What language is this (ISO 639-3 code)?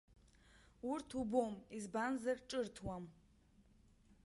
abk